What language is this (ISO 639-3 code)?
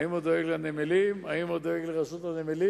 heb